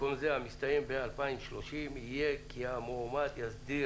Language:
Hebrew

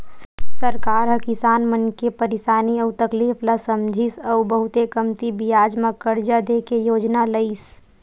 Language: Chhattisgarhi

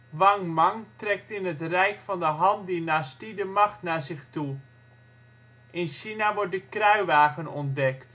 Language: Dutch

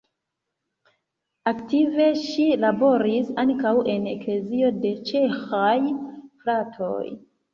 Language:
Esperanto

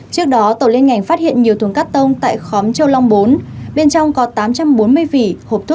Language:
Vietnamese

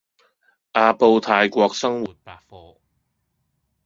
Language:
Cantonese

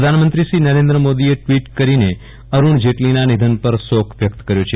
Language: Gujarati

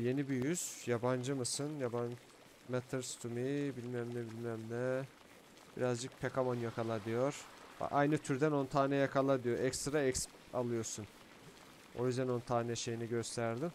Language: Turkish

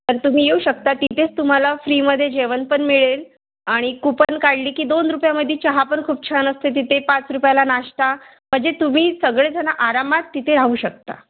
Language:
Marathi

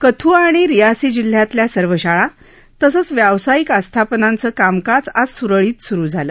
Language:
Marathi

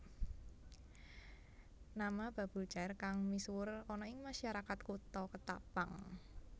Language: Javanese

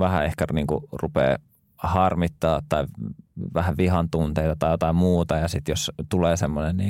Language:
Finnish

